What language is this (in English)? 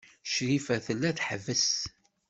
Kabyle